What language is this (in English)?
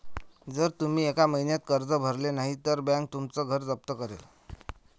Marathi